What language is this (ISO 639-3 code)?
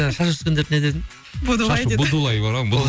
kaz